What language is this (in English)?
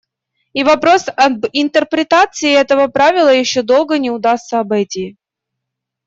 Russian